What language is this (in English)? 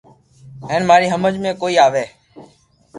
Loarki